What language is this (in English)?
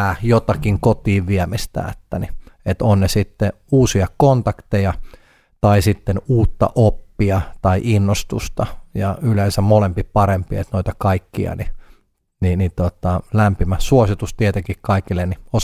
Finnish